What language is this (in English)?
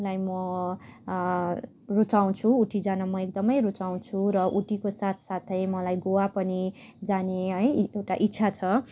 Nepali